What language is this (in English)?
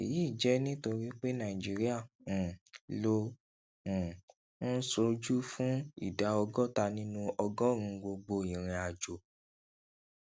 Yoruba